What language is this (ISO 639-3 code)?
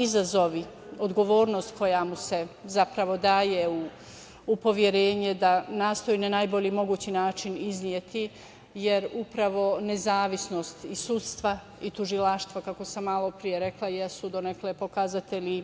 srp